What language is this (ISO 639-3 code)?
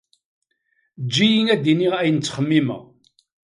kab